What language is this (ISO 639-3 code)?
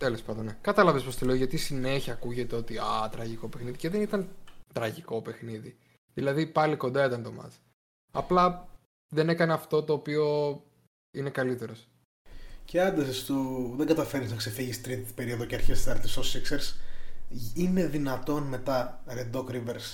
ell